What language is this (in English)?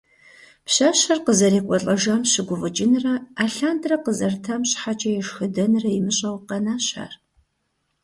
Kabardian